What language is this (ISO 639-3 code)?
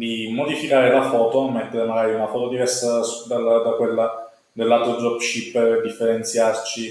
ita